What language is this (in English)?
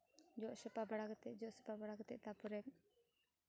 Santali